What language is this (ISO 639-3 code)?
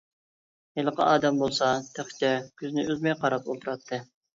uig